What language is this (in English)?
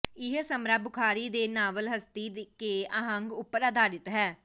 Punjabi